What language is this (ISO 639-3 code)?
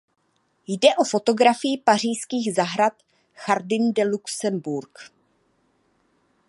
ces